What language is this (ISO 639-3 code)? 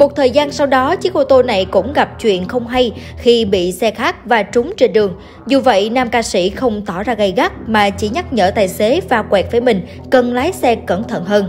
vie